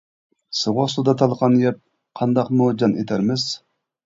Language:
Uyghur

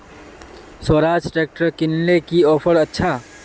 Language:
Magahi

